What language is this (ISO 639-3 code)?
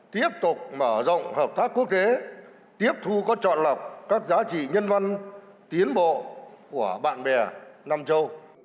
vie